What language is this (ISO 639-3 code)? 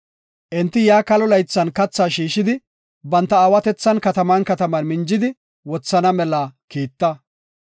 gof